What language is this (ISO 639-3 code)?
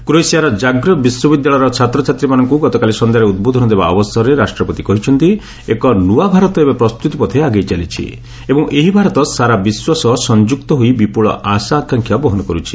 ori